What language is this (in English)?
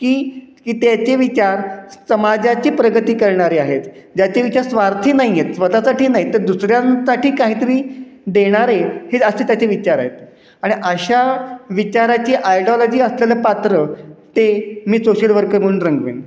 Marathi